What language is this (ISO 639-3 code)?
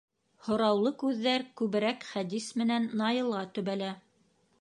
bak